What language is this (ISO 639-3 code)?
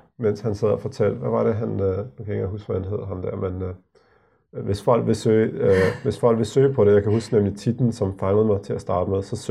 dan